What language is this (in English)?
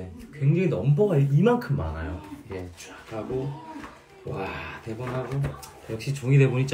Korean